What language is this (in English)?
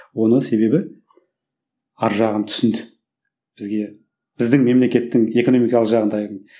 Kazakh